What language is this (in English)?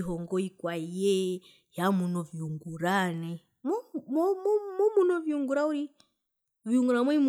Herero